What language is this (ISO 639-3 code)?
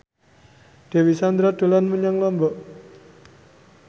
jav